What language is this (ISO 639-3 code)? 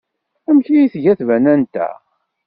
kab